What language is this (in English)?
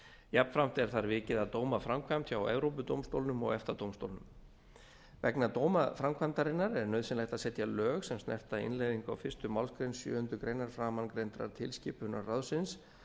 Icelandic